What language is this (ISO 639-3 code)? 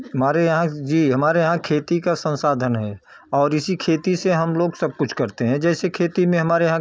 hin